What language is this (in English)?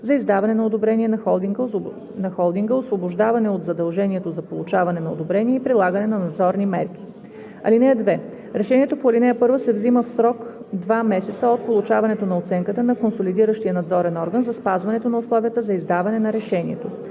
Bulgarian